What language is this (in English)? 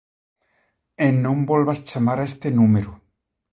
Galician